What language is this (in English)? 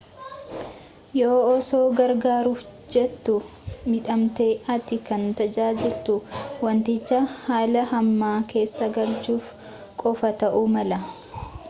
Oromo